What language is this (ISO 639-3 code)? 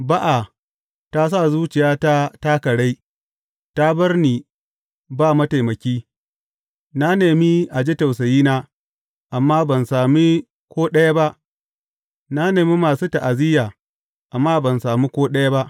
hau